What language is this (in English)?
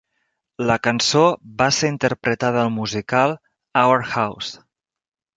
Catalan